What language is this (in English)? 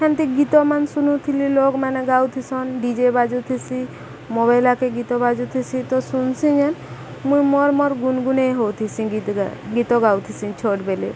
Odia